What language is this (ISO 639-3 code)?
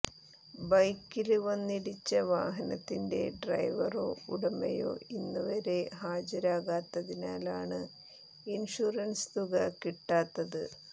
mal